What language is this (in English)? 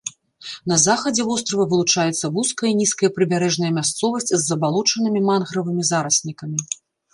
Belarusian